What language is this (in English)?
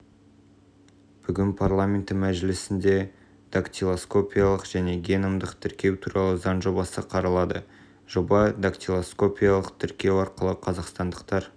Kazakh